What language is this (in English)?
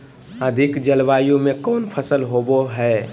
Magahi